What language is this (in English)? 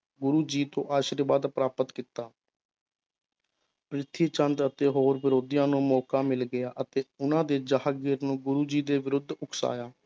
Punjabi